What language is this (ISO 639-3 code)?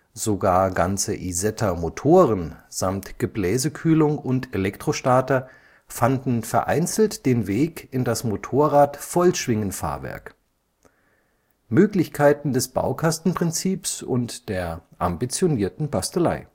deu